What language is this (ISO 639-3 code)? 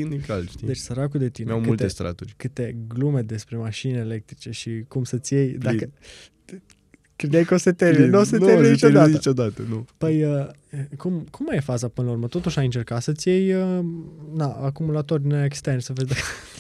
ron